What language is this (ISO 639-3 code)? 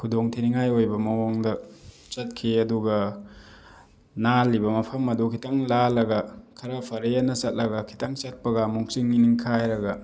mni